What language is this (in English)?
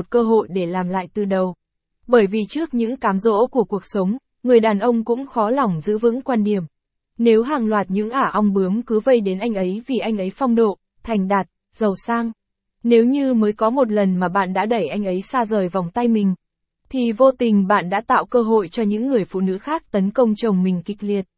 Vietnamese